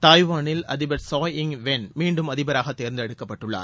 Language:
Tamil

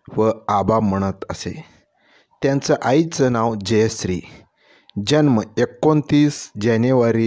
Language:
Romanian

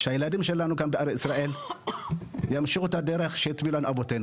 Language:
Hebrew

